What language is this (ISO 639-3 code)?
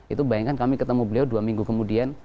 ind